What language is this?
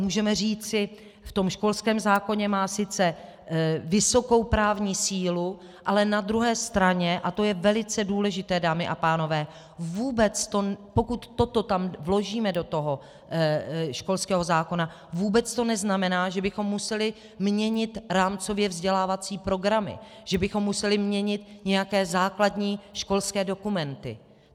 Czech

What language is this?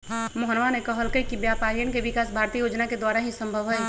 Magahi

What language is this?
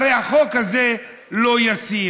Hebrew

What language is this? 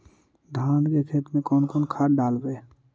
Magahi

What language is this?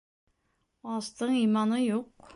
Bashkir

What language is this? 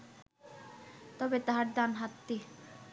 Bangla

